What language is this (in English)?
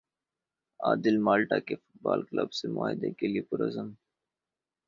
Urdu